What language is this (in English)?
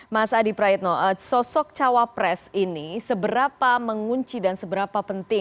Indonesian